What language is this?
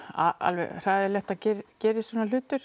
Icelandic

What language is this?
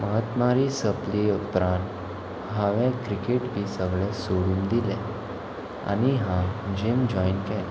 Konkani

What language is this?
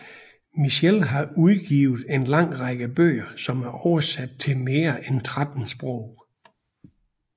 Danish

